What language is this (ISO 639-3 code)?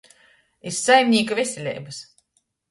ltg